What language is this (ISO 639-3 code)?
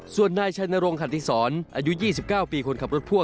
tha